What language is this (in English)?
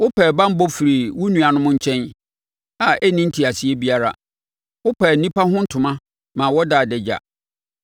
Akan